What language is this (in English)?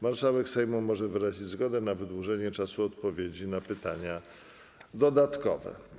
Polish